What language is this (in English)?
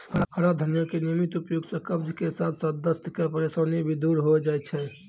Maithili